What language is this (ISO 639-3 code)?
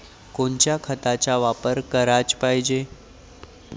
mar